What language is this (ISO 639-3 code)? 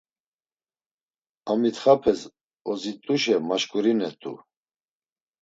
lzz